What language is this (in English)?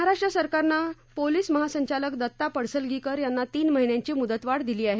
Marathi